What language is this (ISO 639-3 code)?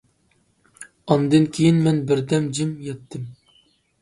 uig